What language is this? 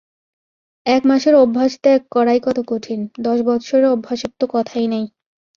Bangla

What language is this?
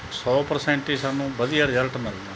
Punjabi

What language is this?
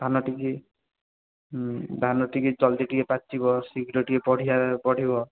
Odia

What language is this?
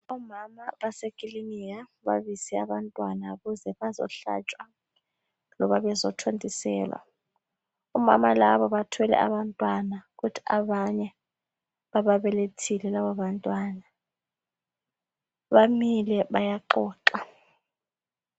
North Ndebele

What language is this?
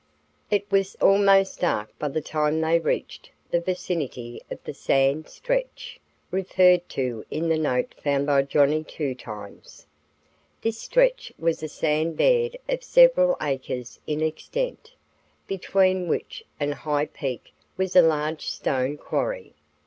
English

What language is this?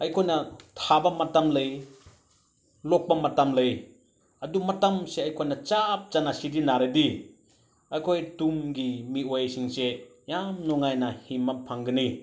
Manipuri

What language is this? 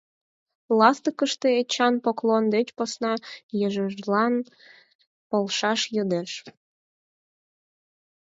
Mari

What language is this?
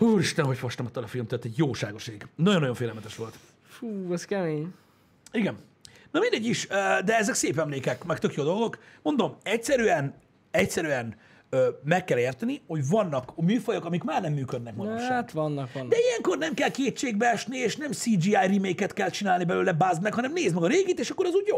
Hungarian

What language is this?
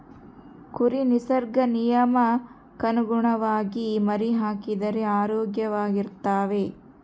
Kannada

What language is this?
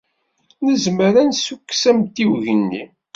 Kabyle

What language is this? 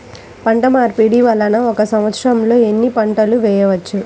Telugu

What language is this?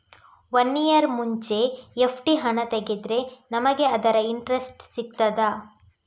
Kannada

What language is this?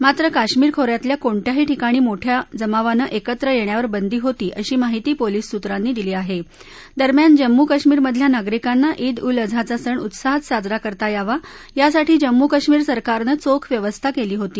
Marathi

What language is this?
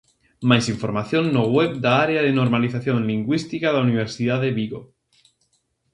Galician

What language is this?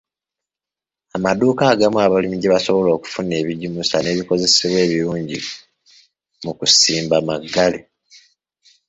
Ganda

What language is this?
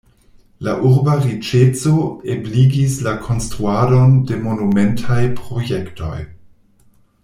Esperanto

